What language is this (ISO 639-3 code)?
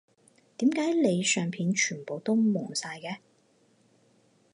yue